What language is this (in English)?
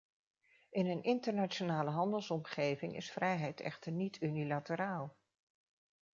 Dutch